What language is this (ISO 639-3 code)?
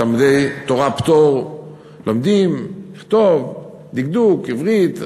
heb